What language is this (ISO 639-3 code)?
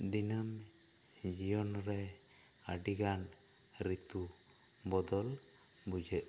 sat